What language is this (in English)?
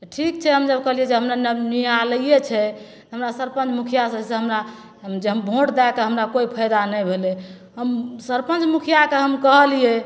Maithili